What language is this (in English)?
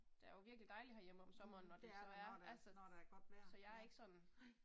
Danish